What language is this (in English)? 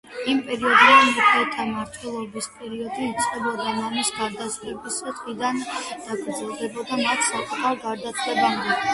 Georgian